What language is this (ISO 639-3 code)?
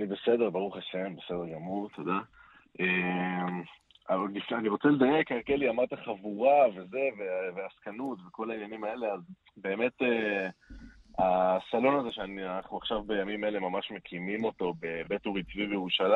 heb